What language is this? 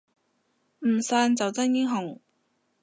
Cantonese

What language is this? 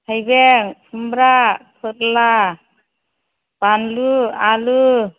Bodo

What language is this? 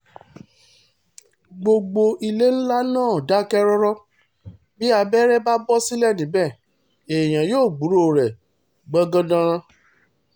Yoruba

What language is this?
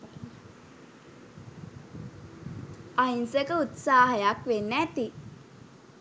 Sinhala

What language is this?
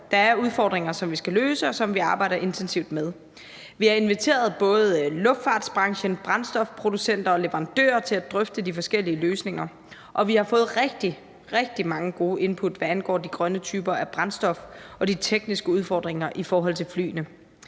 Danish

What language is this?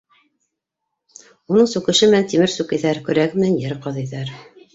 Bashkir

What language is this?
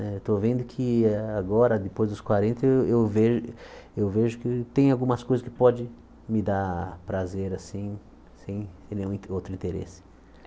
Portuguese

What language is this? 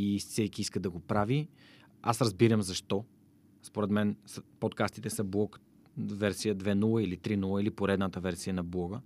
Bulgarian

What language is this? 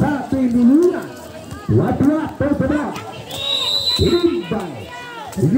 Indonesian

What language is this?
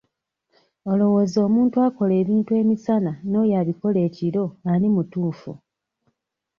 Ganda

